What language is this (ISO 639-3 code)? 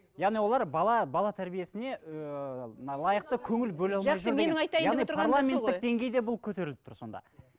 kaz